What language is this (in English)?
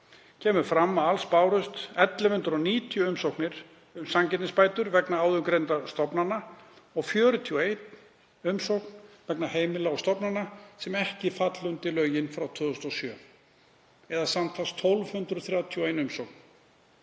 Icelandic